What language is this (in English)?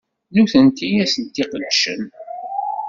Kabyle